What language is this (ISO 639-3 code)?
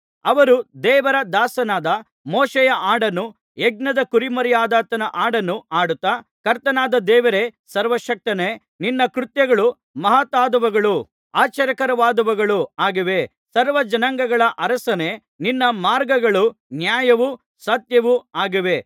kan